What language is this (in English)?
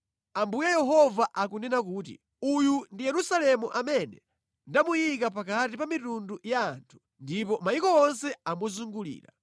Nyanja